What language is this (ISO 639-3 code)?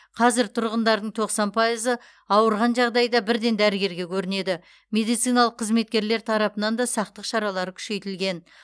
kaz